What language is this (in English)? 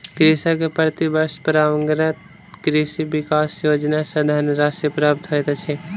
Maithili